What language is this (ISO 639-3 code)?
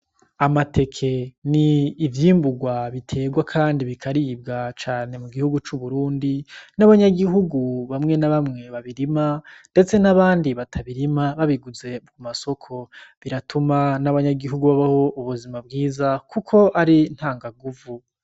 run